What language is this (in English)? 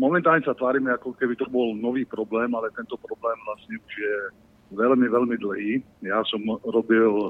Slovak